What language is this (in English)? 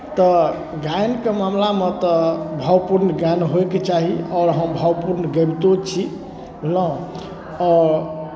Maithili